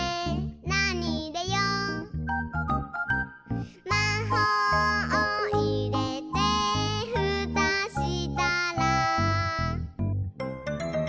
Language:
Japanese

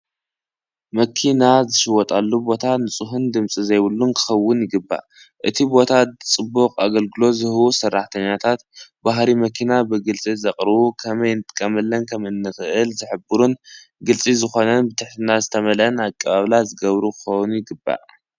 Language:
Tigrinya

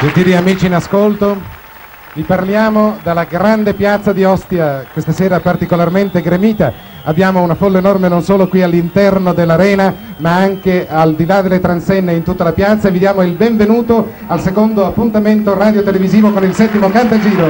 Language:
Italian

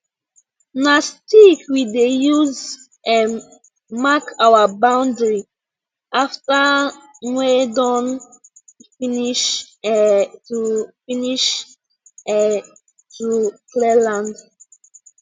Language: Nigerian Pidgin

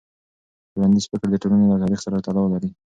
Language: Pashto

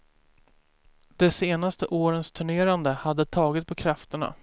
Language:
Swedish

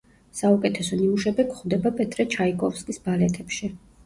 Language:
Georgian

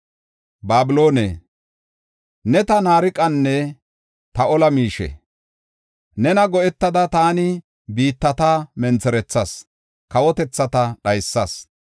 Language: Gofa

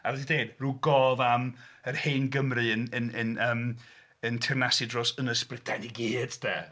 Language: Welsh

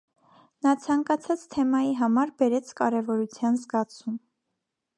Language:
Armenian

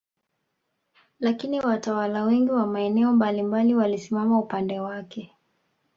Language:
Swahili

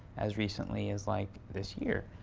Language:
English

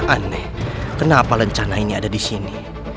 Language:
Indonesian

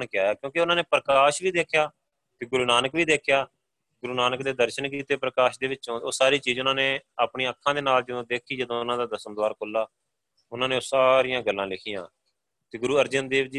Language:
Punjabi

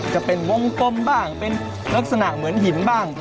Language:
Thai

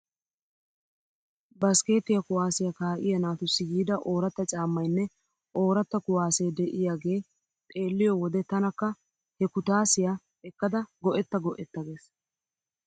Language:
Wolaytta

